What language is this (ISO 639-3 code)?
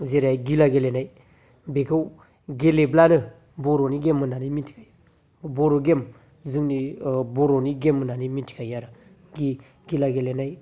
brx